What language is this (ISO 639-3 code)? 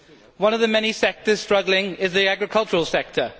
eng